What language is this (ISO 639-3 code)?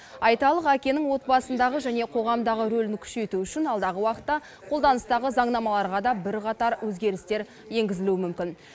kaz